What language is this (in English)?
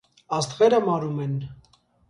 Armenian